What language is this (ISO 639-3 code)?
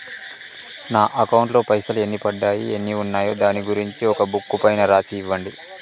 tel